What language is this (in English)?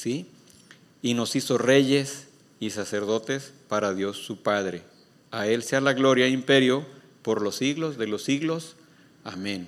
Spanish